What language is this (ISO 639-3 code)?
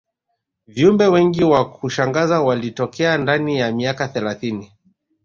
swa